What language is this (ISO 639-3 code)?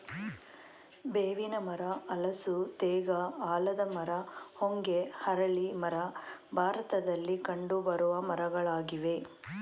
kan